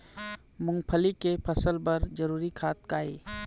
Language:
Chhattisgarhi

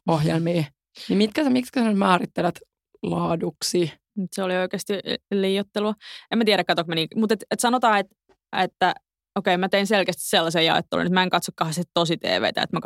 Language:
Finnish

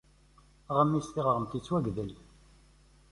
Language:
Kabyle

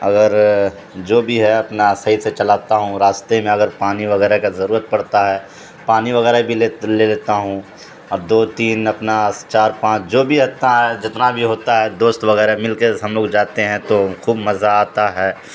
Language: Urdu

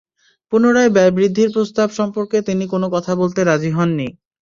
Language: Bangla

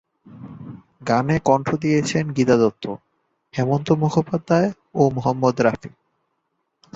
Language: Bangla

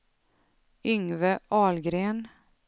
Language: Swedish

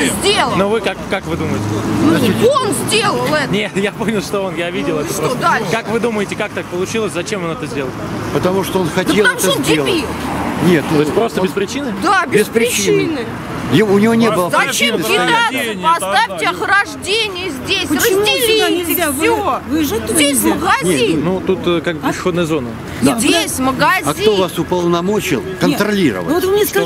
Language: Russian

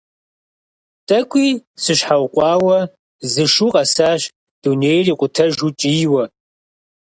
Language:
Kabardian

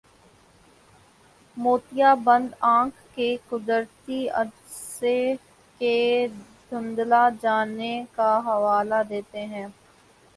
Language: Urdu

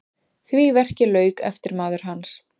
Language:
Icelandic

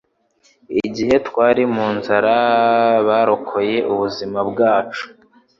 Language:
Kinyarwanda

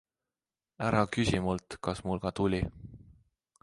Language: Estonian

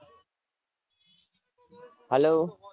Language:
Gujarati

